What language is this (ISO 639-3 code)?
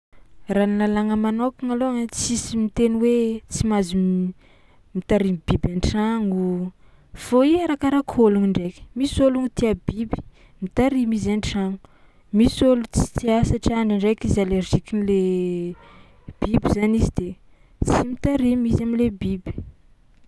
xmw